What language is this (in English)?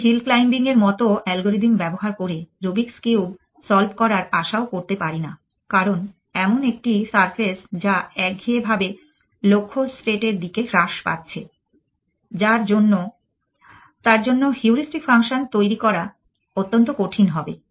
Bangla